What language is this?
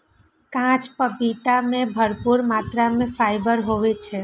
Maithili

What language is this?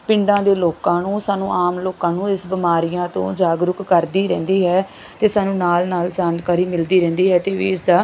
Punjabi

